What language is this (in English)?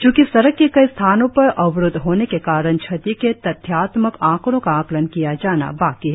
Hindi